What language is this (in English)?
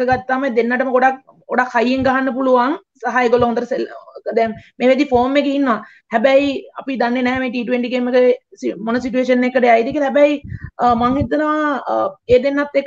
Hindi